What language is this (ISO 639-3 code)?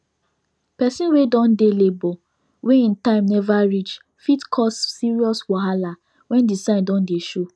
pcm